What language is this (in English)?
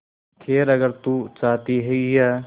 Hindi